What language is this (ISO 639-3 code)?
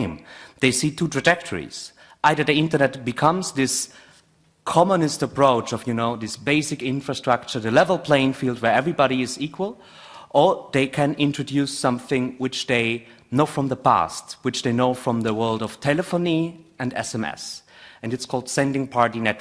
eng